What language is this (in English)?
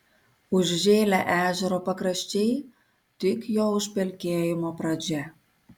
Lithuanian